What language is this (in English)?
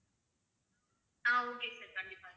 Tamil